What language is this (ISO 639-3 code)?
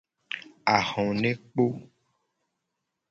gej